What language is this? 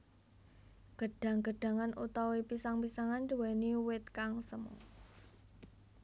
Javanese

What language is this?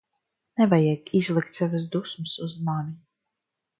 Latvian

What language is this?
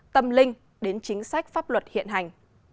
Vietnamese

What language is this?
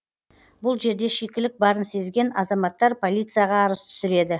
Kazakh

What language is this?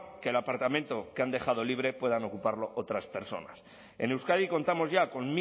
Spanish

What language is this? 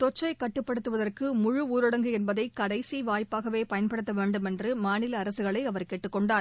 Tamil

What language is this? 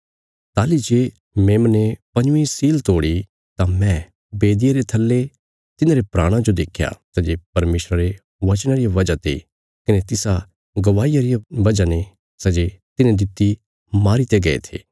Bilaspuri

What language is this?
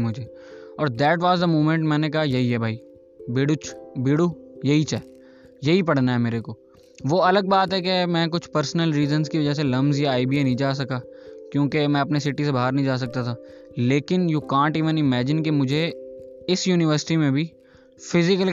Urdu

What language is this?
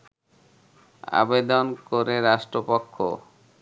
Bangla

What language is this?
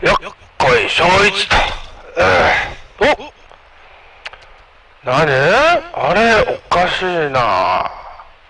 Japanese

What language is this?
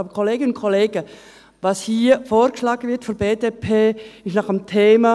Swiss German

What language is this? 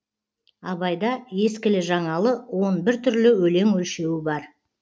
Kazakh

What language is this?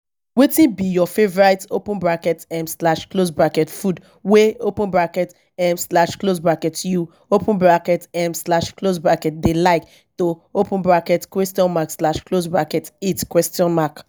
Nigerian Pidgin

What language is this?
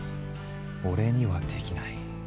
Japanese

